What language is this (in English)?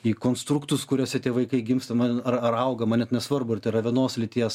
Lithuanian